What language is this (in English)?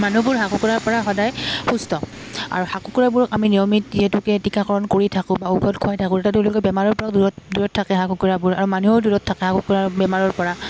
Assamese